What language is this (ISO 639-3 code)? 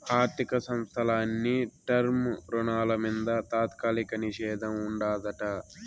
tel